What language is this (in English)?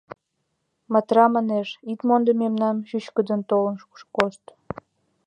Mari